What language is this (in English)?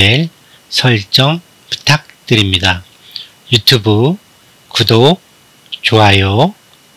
Korean